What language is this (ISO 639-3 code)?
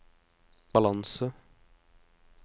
nor